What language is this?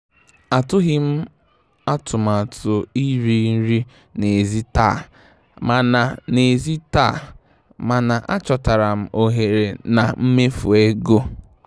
Igbo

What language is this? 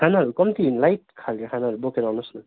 Nepali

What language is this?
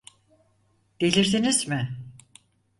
Turkish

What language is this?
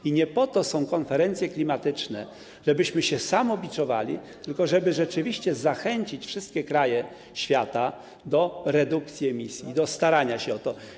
Polish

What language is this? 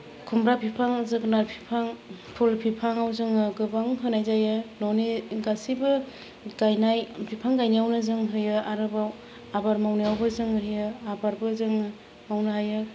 Bodo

